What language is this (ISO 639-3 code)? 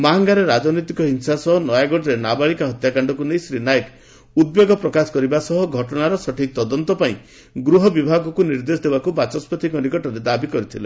ori